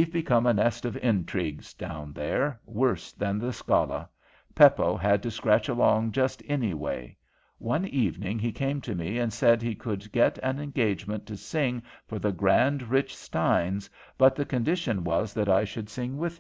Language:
English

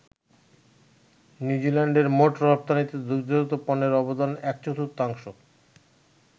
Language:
Bangla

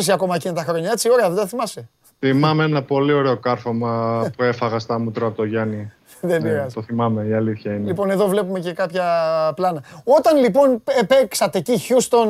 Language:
Greek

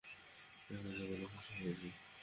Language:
Bangla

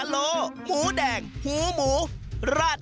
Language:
Thai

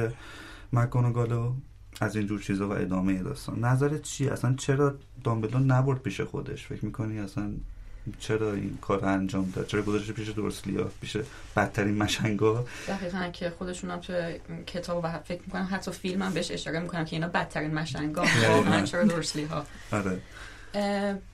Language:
Persian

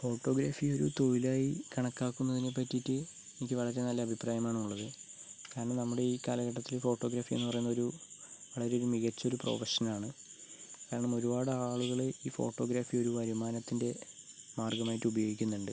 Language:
Malayalam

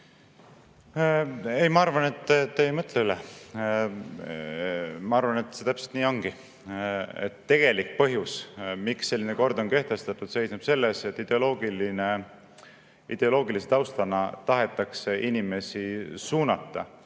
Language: Estonian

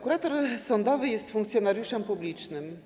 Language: Polish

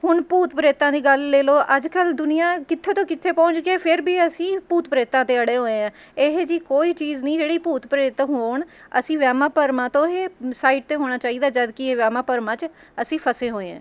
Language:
Punjabi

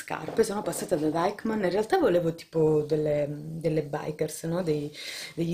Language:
Italian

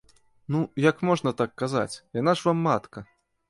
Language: Belarusian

